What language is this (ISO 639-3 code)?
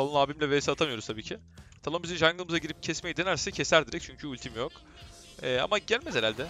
tur